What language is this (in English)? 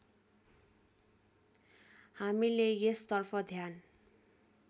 Nepali